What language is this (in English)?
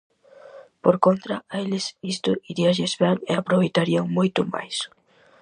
Galician